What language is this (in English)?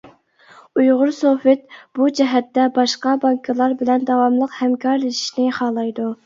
Uyghur